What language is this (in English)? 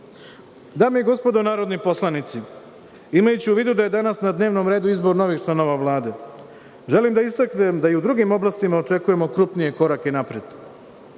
Serbian